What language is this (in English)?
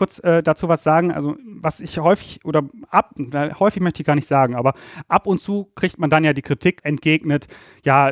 German